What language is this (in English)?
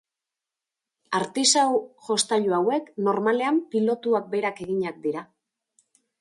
Basque